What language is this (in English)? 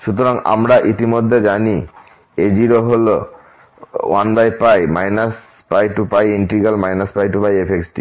Bangla